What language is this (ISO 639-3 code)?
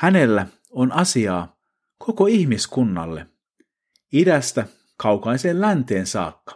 fin